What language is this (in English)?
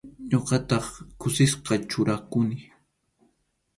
Arequipa-La Unión Quechua